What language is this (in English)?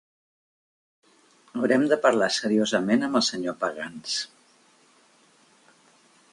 Catalan